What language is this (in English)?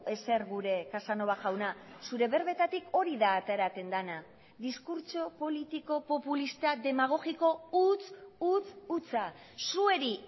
Basque